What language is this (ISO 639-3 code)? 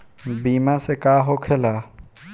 bho